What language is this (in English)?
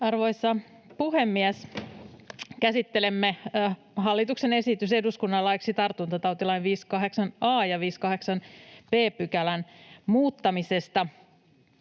Finnish